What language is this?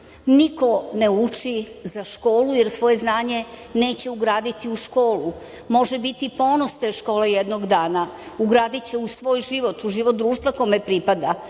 Serbian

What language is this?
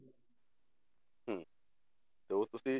Punjabi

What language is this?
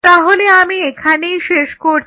Bangla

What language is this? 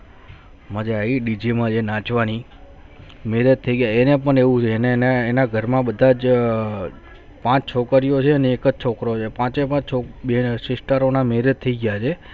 Gujarati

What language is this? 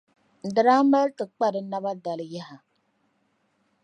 Dagbani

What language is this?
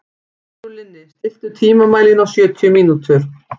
Icelandic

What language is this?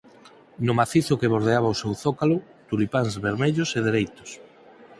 Galician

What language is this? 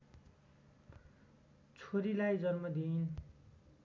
Nepali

